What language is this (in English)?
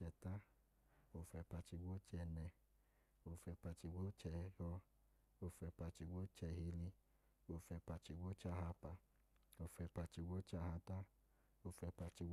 Idoma